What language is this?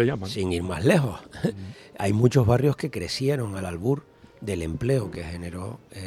Spanish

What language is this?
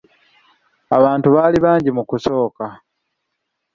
Ganda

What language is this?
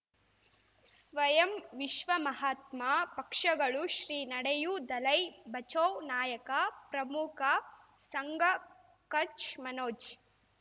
Kannada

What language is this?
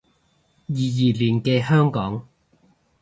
Cantonese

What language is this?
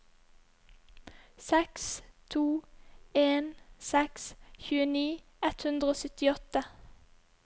Norwegian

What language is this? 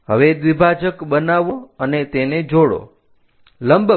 Gujarati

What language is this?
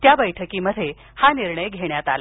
Marathi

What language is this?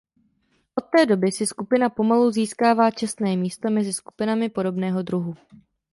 Czech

